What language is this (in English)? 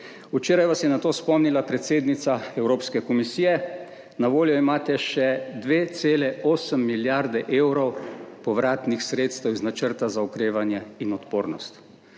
Slovenian